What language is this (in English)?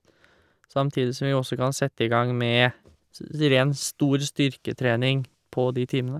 Norwegian